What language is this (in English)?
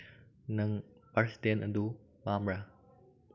Manipuri